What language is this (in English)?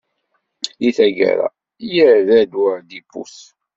Kabyle